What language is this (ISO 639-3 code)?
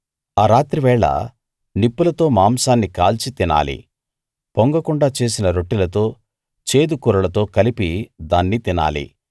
tel